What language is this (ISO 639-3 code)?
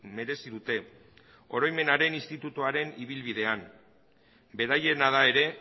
eus